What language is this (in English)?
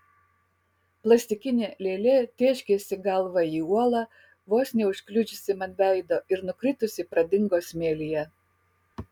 Lithuanian